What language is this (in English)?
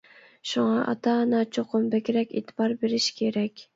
Uyghur